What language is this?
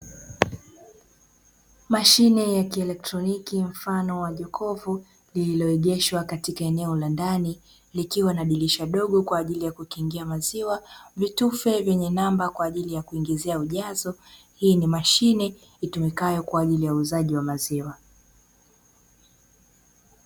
Swahili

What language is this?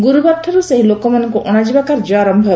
Odia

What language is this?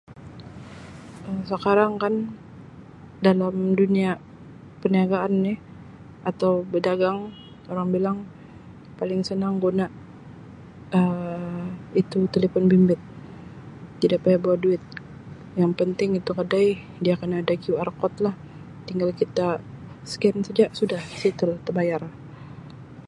Sabah Malay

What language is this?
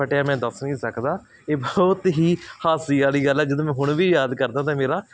Punjabi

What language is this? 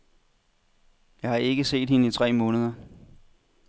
Danish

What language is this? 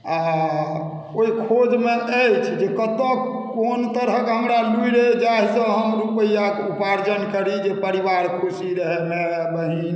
Maithili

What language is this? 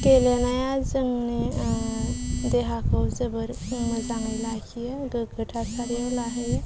Bodo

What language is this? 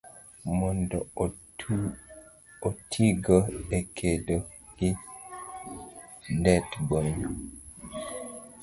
Luo (Kenya and Tanzania)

